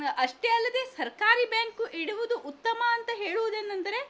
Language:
Kannada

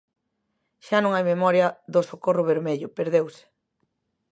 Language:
Galician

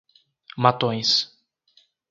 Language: Portuguese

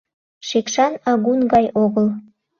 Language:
Mari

